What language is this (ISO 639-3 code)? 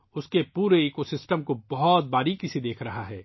urd